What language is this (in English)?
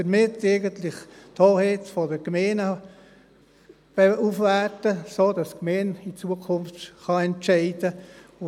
Swiss German